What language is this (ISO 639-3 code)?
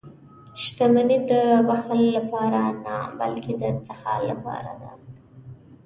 pus